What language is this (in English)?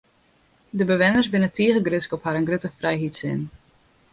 Western Frisian